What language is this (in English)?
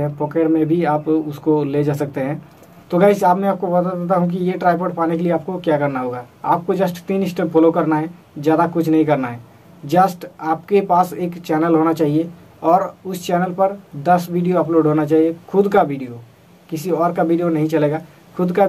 Hindi